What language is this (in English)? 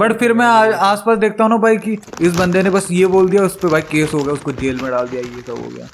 Hindi